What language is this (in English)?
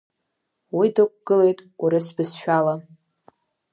Abkhazian